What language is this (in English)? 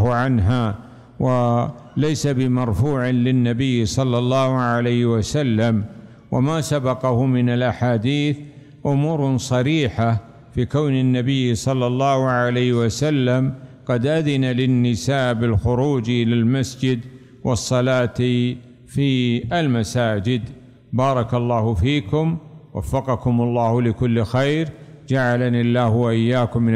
Arabic